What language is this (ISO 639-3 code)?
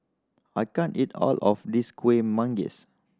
eng